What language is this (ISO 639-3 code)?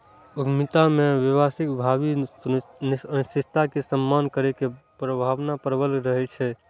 mai